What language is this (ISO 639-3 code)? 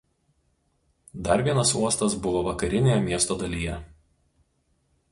lit